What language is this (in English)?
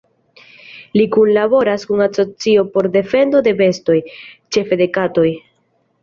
Esperanto